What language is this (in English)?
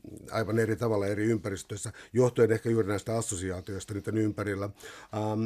Finnish